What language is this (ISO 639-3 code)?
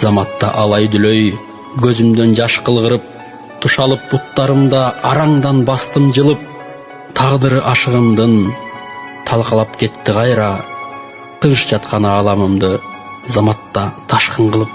tur